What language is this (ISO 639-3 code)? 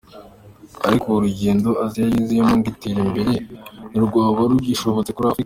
kin